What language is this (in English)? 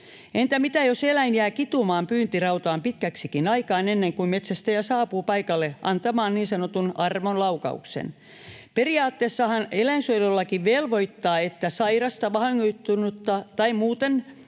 Finnish